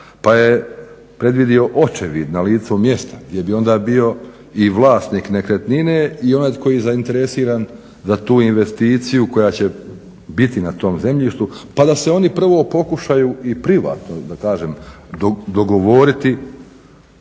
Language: Croatian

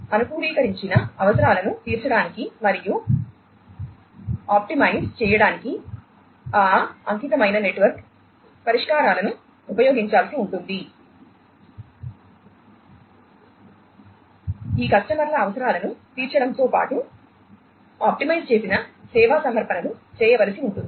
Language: Telugu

